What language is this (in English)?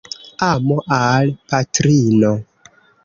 Esperanto